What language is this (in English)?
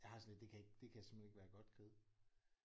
Danish